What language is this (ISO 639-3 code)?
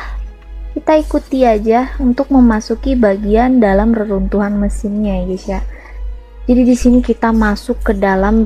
ind